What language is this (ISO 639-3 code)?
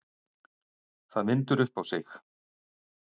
isl